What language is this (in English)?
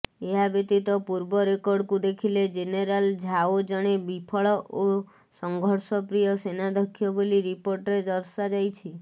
Odia